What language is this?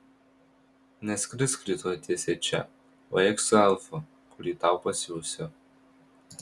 Lithuanian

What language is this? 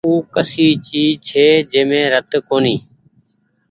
Goaria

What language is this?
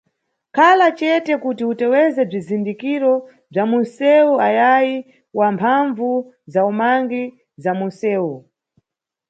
Nyungwe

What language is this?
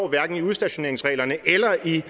Danish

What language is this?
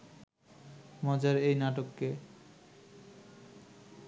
Bangla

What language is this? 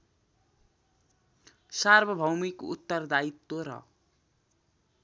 Nepali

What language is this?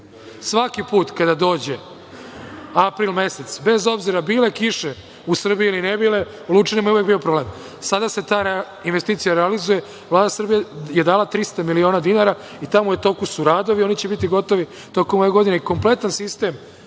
Serbian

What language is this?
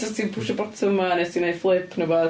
Welsh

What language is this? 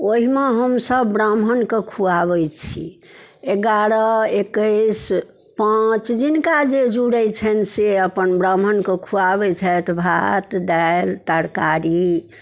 Maithili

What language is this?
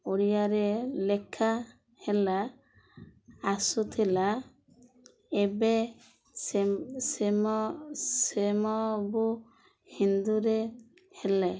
Odia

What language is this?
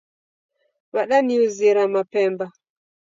Taita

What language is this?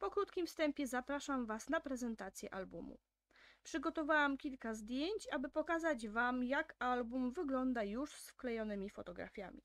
Polish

